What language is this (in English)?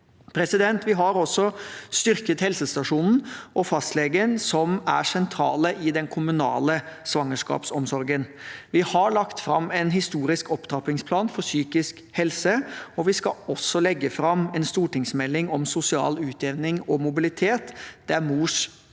Norwegian